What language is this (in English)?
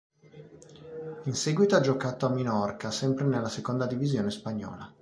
Italian